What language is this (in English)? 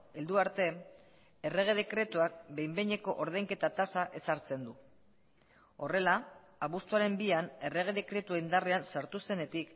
Basque